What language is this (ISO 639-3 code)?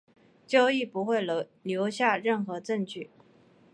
zho